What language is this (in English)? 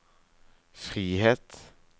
Norwegian